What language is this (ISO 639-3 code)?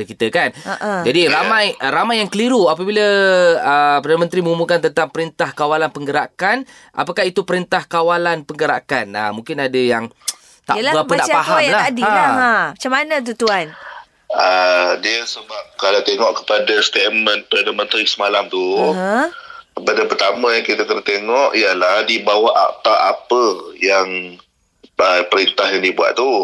msa